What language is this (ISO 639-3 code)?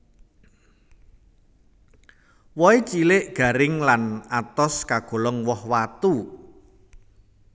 jav